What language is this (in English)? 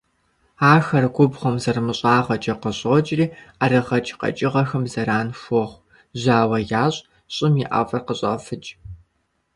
Kabardian